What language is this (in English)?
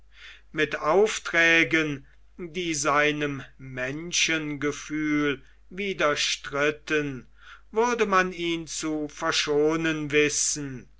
German